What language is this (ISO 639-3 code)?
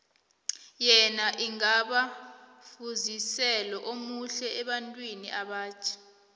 nbl